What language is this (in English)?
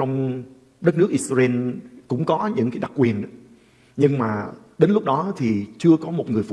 Vietnamese